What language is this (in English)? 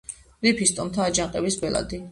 Georgian